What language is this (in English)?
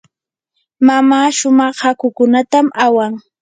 Yanahuanca Pasco Quechua